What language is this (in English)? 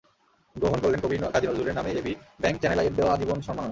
Bangla